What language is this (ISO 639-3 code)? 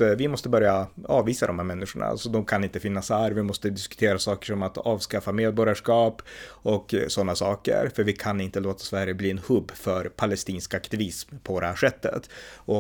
swe